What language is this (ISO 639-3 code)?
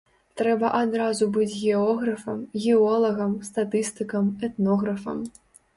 bel